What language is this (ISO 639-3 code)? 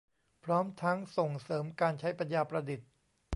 tha